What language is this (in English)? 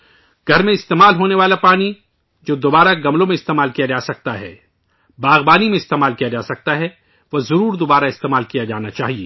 Urdu